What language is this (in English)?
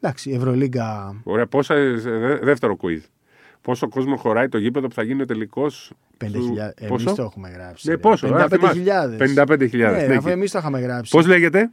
Greek